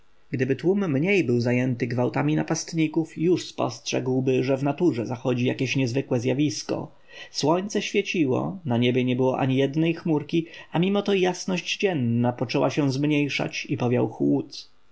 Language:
Polish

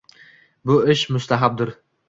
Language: Uzbek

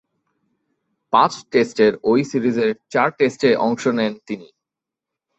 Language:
Bangla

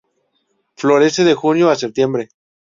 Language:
Spanish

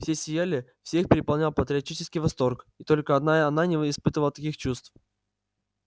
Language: Russian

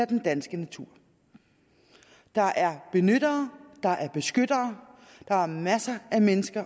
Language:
Danish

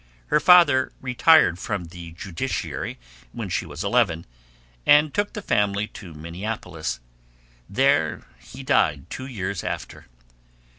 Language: English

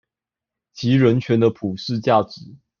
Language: Chinese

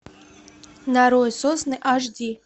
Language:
Russian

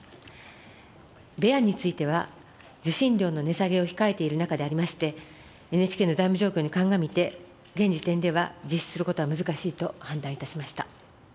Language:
Japanese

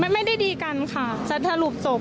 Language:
Thai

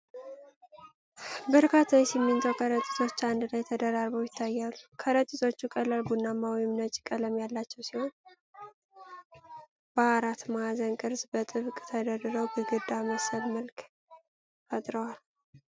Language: Amharic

